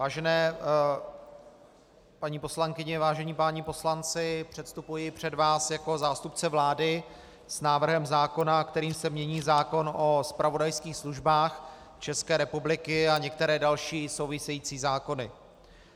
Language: Czech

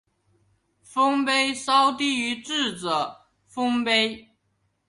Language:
Chinese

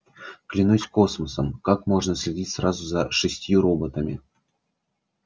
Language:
Russian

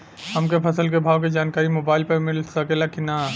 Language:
Bhojpuri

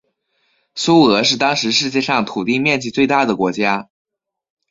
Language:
Chinese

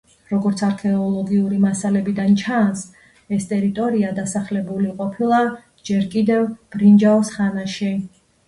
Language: Georgian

